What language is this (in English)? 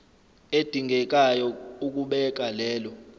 Zulu